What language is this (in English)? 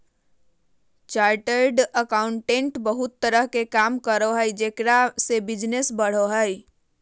Magahi